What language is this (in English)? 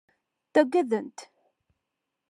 Kabyle